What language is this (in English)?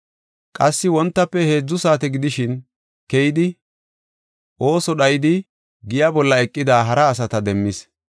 Gofa